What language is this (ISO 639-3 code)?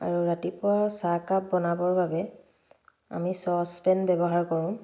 asm